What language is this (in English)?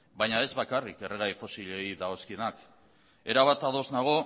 Basque